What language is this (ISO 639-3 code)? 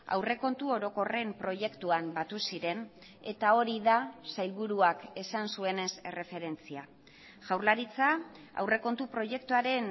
eus